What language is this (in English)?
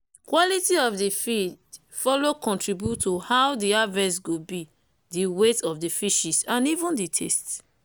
Nigerian Pidgin